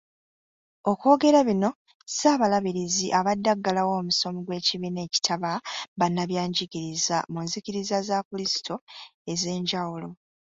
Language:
Ganda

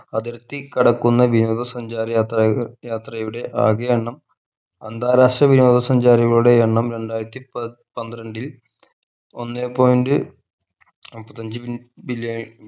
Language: Malayalam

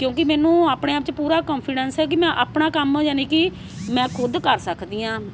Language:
Punjabi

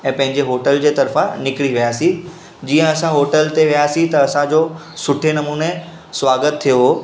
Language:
Sindhi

